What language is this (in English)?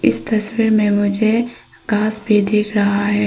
Hindi